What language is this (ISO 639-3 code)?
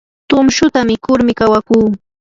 qur